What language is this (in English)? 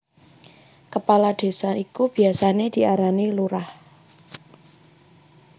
Javanese